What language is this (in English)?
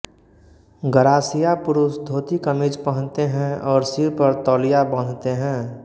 Hindi